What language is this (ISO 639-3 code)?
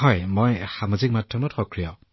asm